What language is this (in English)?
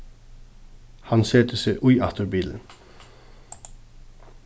Faroese